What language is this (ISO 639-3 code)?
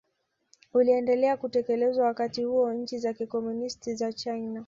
swa